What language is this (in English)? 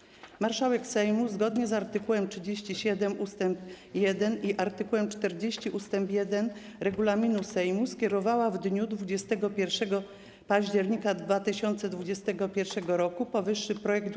Polish